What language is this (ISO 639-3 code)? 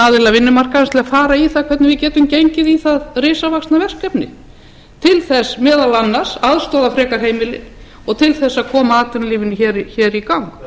isl